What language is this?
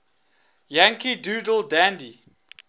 English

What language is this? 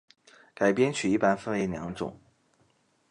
Chinese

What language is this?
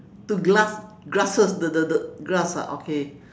English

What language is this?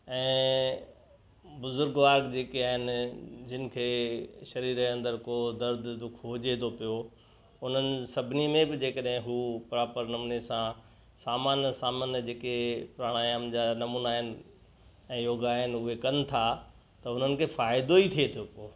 Sindhi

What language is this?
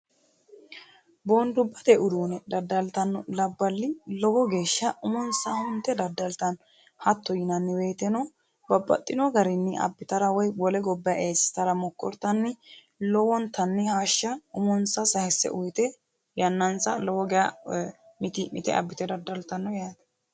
Sidamo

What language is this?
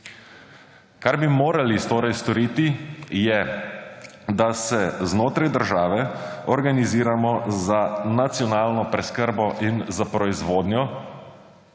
Slovenian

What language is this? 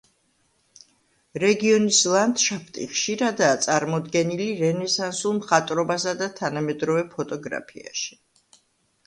Georgian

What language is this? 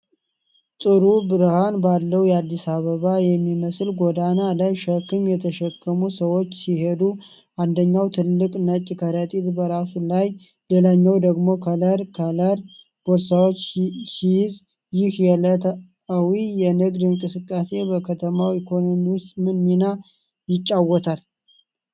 Amharic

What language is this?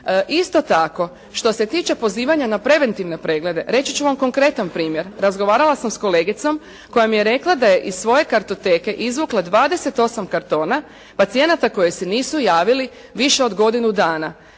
Croatian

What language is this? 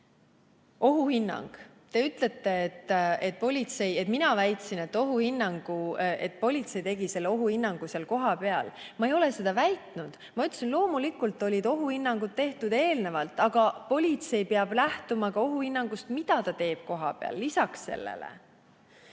Estonian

